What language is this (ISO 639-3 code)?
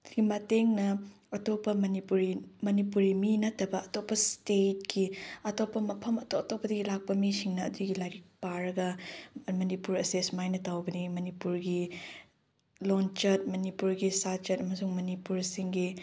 mni